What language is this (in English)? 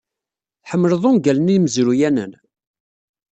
Kabyle